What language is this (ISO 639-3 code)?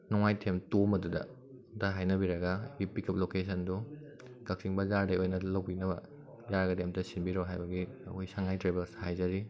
mni